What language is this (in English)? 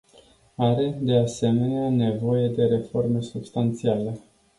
Romanian